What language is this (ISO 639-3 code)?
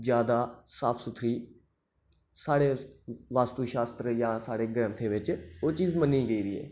doi